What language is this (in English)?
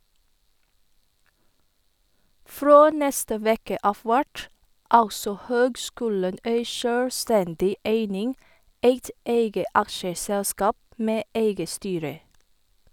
Norwegian